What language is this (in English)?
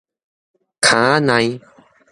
Min Nan Chinese